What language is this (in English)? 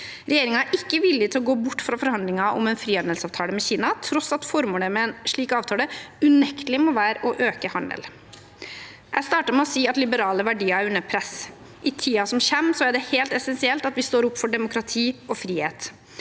Norwegian